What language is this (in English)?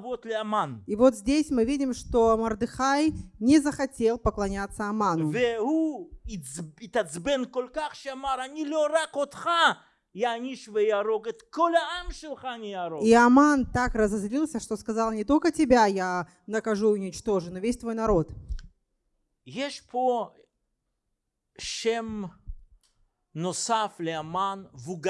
Russian